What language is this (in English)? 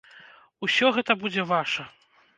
Belarusian